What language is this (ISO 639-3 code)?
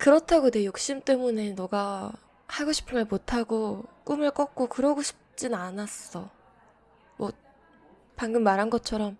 kor